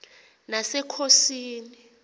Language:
Xhosa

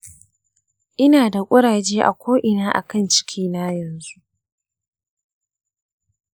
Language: Hausa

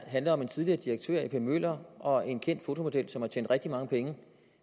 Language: Danish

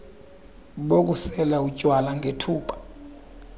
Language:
Xhosa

